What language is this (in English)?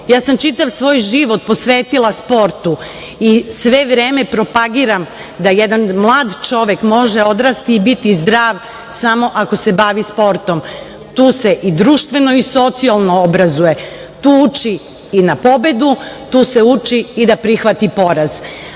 Serbian